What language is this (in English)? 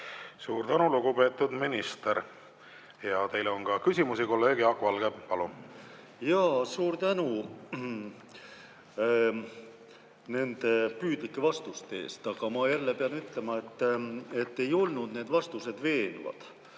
Estonian